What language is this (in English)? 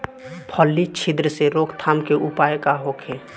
Bhojpuri